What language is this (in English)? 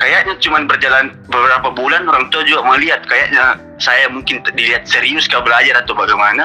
Indonesian